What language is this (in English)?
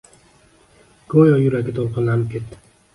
Uzbek